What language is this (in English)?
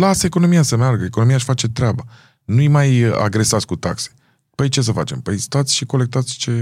Romanian